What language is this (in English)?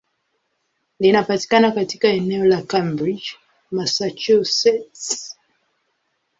Swahili